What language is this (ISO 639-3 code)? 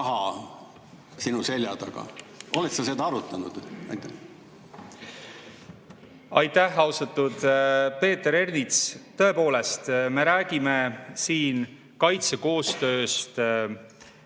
est